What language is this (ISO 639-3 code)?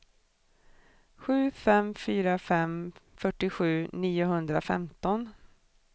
swe